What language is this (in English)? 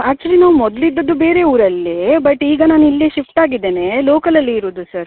Kannada